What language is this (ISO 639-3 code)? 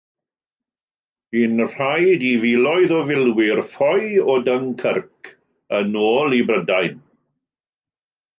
cym